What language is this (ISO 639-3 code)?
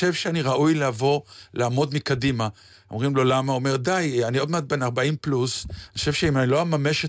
heb